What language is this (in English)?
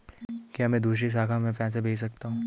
Hindi